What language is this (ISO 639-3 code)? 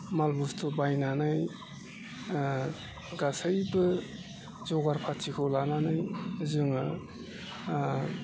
brx